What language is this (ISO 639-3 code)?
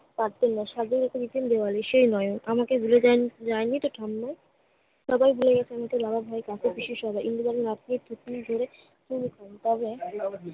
ben